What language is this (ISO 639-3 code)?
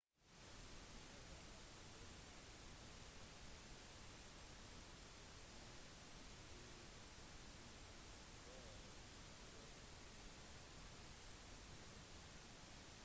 nob